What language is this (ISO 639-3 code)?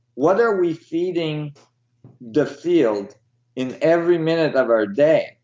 eng